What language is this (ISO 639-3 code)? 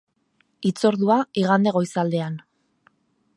eus